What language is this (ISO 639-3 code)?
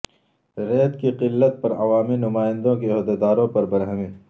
urd